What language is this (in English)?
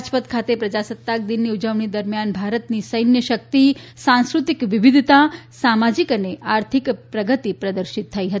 Gujarati